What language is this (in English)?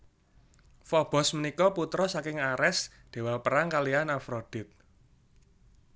Javanese